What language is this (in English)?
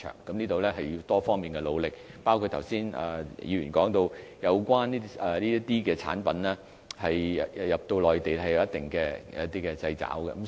Cantonese